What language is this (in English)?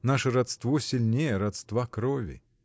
Russian